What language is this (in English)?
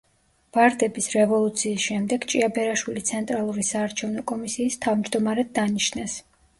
Georgian